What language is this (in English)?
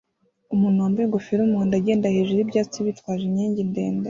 Kinyarwanda